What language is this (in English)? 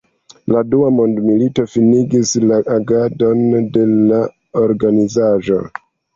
Esperanto